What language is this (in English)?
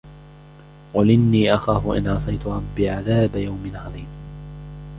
Arabic